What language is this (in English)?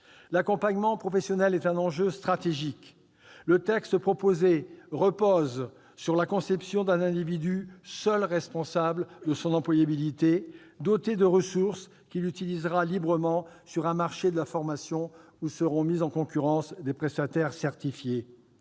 French